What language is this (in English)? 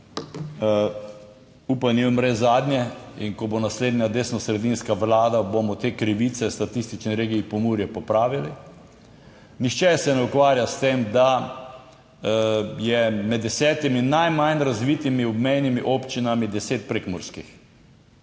Slovenian